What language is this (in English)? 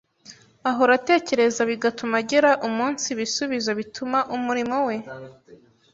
Kinyarwanda